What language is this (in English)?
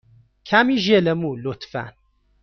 Persian